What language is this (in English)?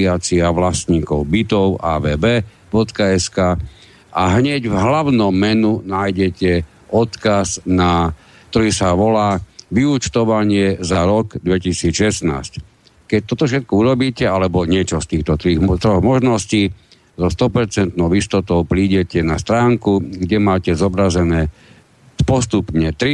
Slovak